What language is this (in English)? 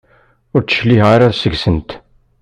Kabyle